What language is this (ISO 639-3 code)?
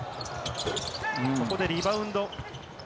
jpn